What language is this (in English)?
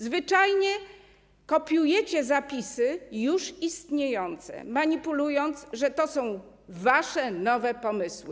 Polish